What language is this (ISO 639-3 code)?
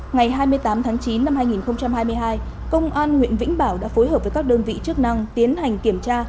vie